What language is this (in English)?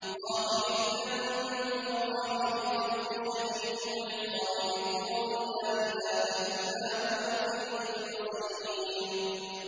Arabic